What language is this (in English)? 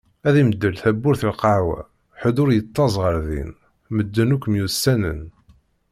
Kabyle